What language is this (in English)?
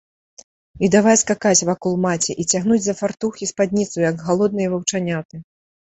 Belarusian